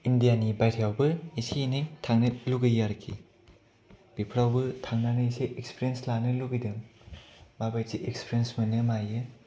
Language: Bodo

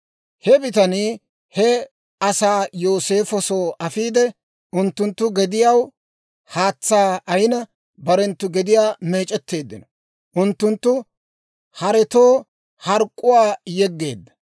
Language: Dawro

